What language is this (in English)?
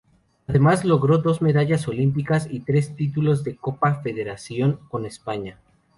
Spanish